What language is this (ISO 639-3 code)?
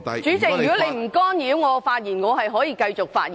yue